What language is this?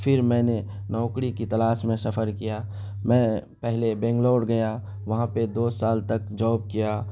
Urdu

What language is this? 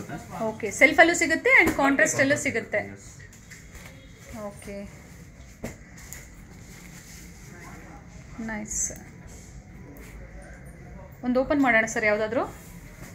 Kannada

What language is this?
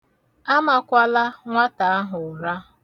Igbo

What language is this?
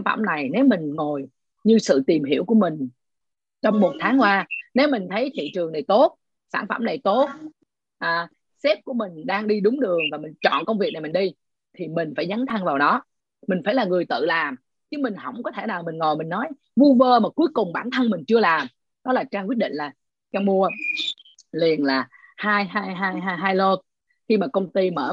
Vietnamese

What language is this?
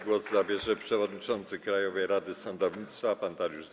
Polish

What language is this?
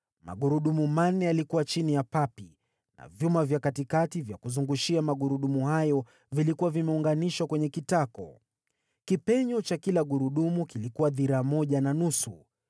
Swahili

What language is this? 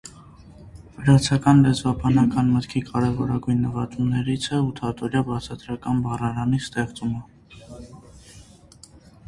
Armenian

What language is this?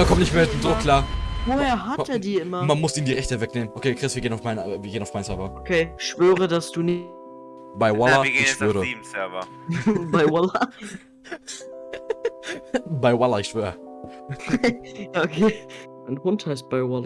German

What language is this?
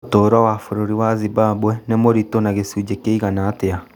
Kikuyu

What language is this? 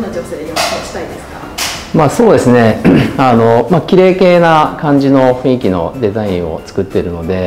Japanese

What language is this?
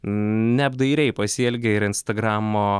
Lithuanian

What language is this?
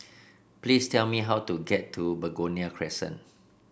English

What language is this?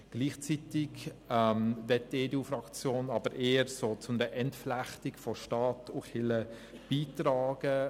Swiss German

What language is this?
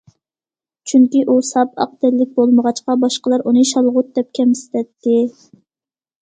Uyghur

